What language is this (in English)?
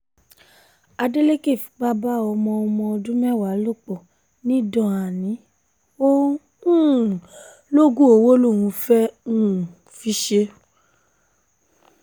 Yoruba